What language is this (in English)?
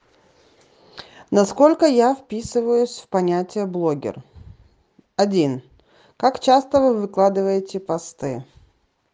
Russian